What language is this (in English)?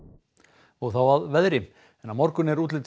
Icelandic